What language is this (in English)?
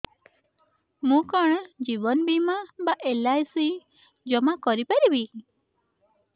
Odia